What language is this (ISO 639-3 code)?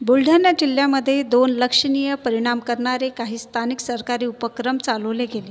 mar